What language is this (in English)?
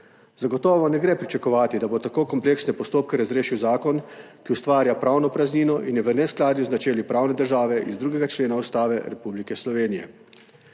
Slovenian